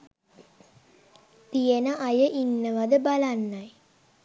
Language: Sinhala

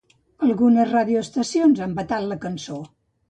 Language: Catalan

